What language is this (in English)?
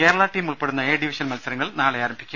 Malayalam